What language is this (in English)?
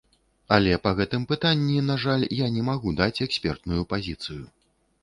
Belarusian